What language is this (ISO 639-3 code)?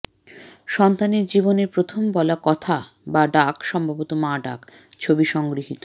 ben